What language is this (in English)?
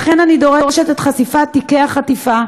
Hebrew